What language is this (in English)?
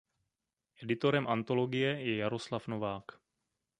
Czech